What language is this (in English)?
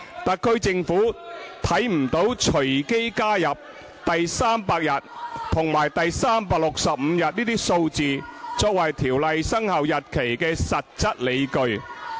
Cantonese